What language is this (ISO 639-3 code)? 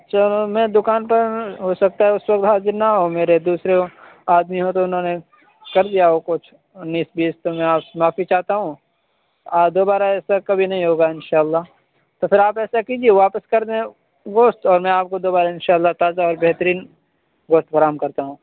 urd